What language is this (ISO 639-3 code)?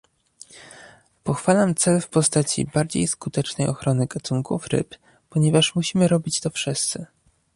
pol